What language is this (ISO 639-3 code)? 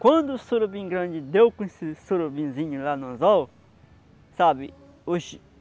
por